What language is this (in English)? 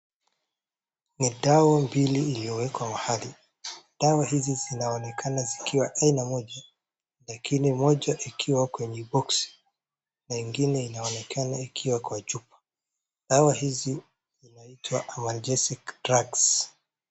Swahili